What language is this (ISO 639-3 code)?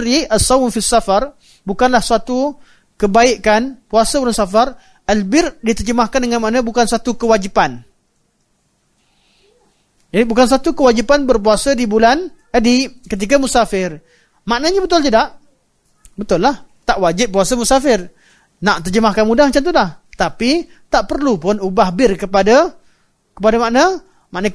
msa